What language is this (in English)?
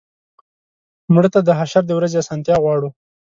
Pashto